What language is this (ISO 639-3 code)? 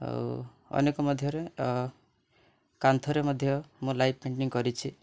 ori